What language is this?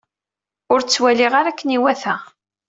Kabyle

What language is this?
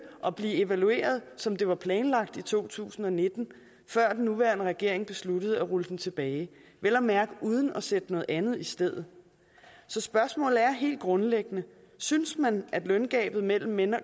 Danish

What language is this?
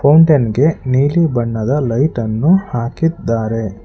Kannada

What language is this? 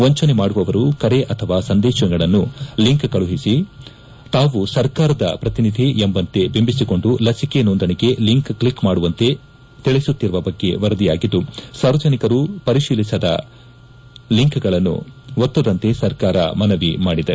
Kannada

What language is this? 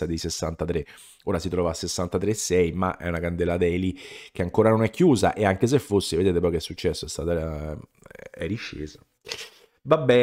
Italian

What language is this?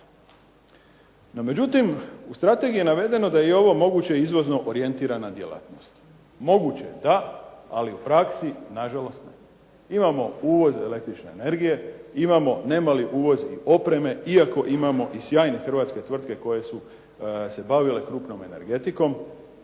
Croatian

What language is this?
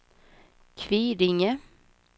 Swedish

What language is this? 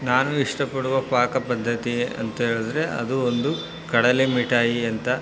Kannada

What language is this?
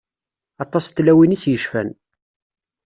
Kabyle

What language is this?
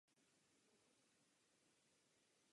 Czech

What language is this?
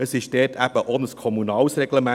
Swiss German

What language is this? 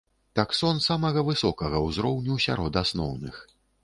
Belarusian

